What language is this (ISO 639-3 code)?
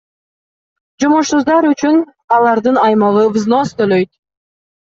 kir